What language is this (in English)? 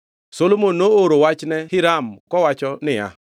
Luo (Kenya and Tanzania)